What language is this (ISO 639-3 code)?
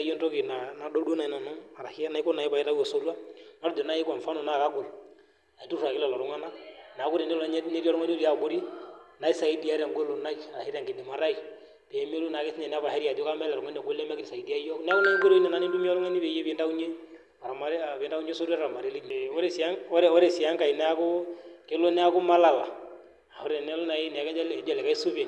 mas